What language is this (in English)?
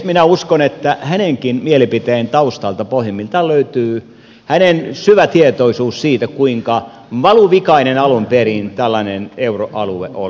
Finnish